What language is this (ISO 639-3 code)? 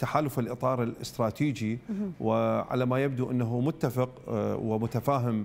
ara